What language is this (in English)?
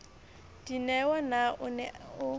Southern Sotho